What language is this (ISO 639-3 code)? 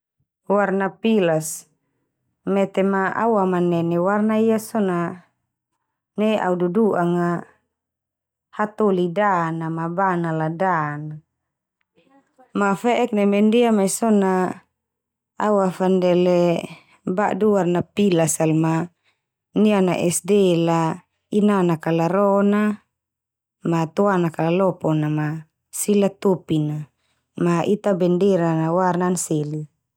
twu